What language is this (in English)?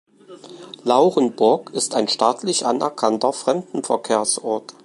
German